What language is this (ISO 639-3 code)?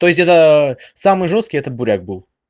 rus